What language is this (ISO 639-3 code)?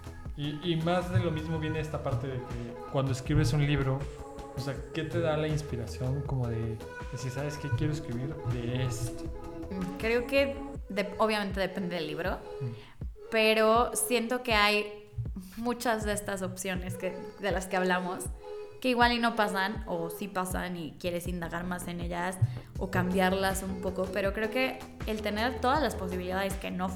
spa